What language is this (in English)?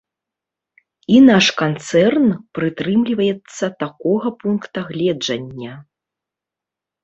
Belarusian